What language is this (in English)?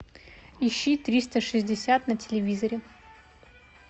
Russian